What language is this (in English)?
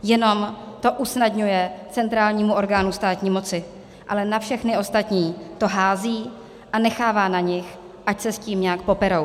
Czech